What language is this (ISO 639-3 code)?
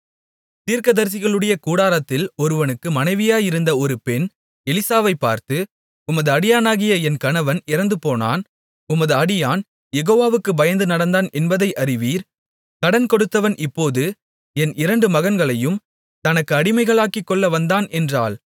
tam